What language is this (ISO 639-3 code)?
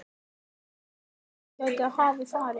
isl